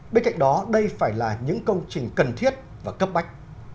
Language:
Vietnamese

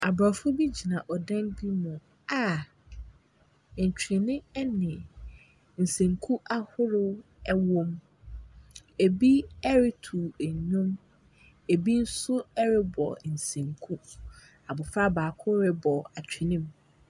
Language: Akan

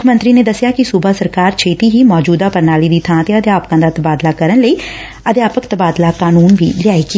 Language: Punjabi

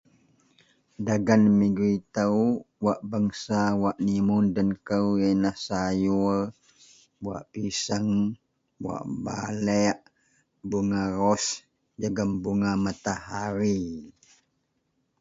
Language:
Central Melanau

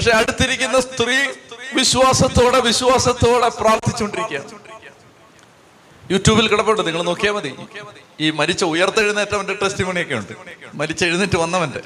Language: Malayalam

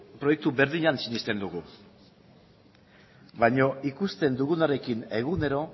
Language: Basque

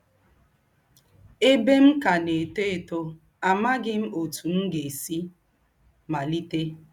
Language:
Igbo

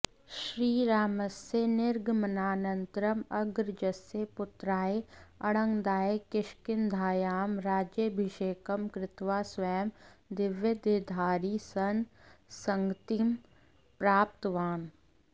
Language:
Sanskrit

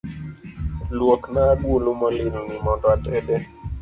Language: Luo (Kenya and Tanzania)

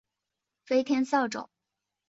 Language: Chinese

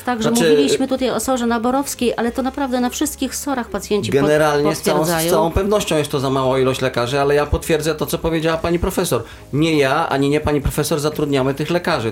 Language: Polish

